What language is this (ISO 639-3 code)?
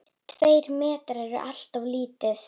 isl